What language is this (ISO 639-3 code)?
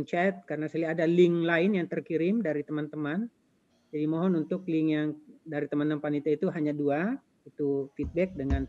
ind